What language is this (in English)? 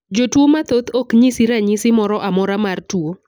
Luo (Kenya and Tanzania)